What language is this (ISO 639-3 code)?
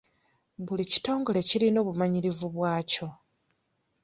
lug